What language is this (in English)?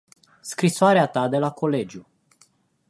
Romanian